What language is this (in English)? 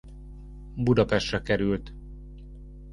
Hungarian